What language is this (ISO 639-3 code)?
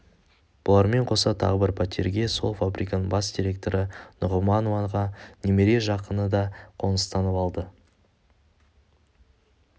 kaz